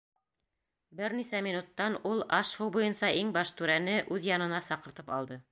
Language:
Bashkir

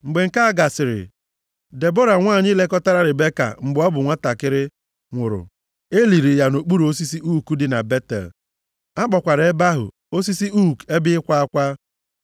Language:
Igbo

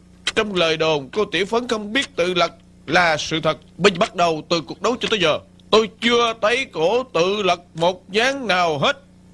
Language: Vietnamese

